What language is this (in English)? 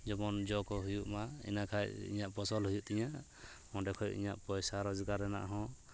Santali